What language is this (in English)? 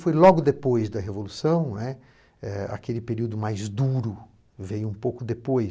Portuguese